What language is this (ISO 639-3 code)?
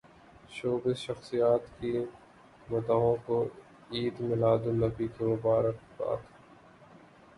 urd